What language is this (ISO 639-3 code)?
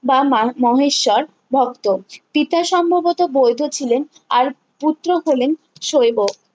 ben